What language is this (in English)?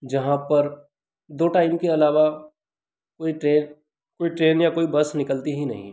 Hindi